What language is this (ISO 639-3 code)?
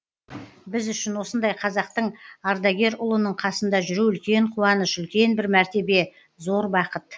kaz